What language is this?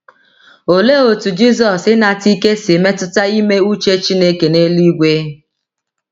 Igbo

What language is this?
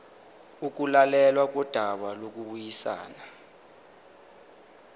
Zulu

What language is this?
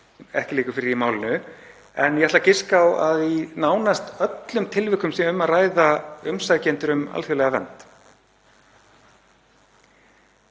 Icelandic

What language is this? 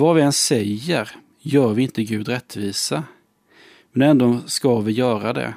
Swedish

